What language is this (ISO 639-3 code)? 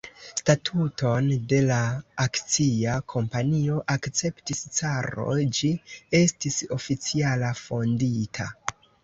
epo